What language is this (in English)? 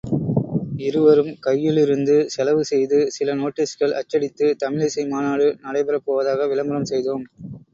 Tamil